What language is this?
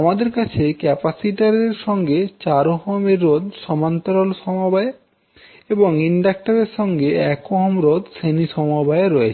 Bangla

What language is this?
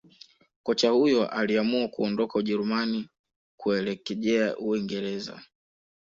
Swahili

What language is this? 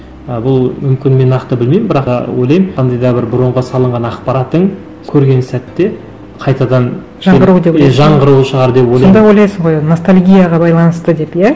Kazakh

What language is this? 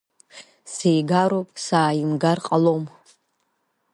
Abkhazian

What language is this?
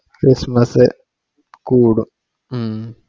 Malayalam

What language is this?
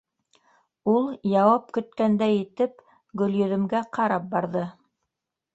Bashkir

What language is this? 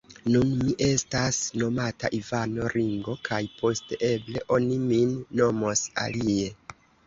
Esperanto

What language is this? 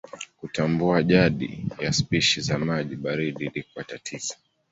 Swahili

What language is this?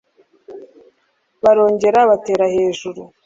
Kinyarwanda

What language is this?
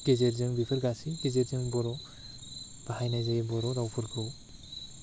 Bodo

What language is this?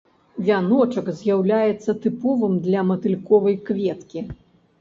Belarusian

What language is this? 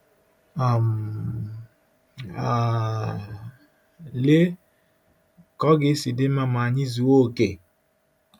Igbo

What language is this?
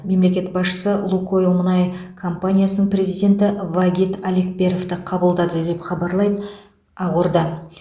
Kazakh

